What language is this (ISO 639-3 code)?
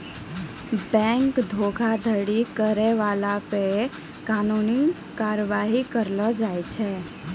mai